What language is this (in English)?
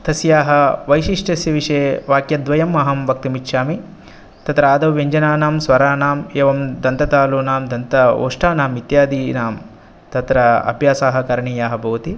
Sanskrit